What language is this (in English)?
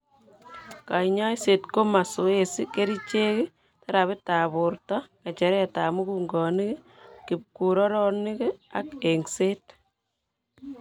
Kalenjin